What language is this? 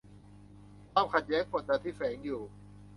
Thai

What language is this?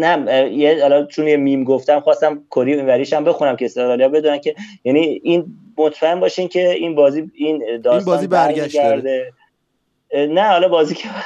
Persian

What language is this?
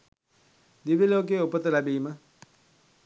Sinhala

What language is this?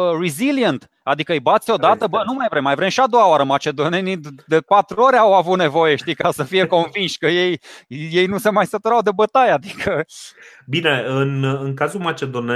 Romanian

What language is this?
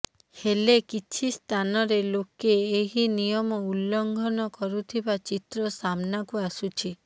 Odia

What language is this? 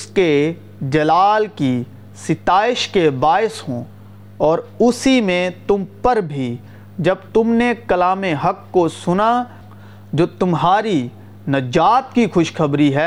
Urdu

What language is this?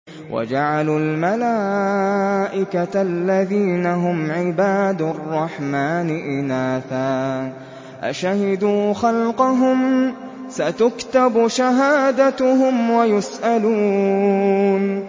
Arabic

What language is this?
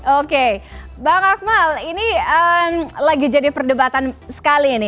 Indonesian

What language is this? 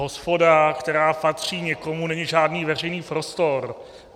Czech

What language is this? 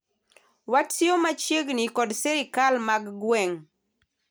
Luo (Kenya and Tanzania)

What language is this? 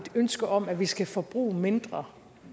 Danish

